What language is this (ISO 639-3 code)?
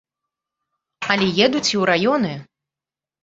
bel